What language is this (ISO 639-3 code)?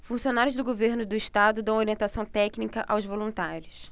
por